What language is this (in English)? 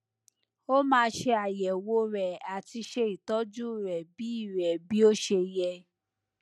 Yoruba